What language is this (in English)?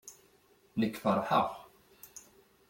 Kabyle